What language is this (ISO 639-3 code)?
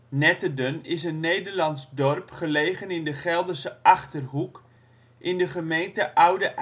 nld